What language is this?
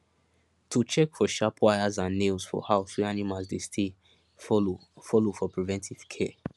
Nigerian Pidgin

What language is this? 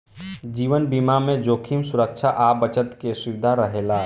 Bhojpuri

